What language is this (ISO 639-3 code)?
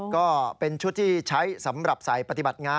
tha